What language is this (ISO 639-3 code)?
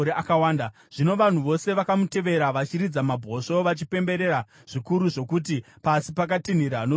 sna